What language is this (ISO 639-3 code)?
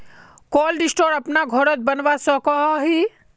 mag